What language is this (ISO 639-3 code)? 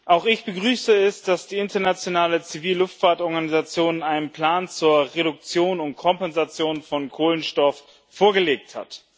deu